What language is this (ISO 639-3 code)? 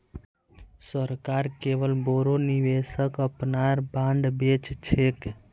mag